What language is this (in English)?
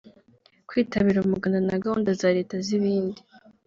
Kinyarwanda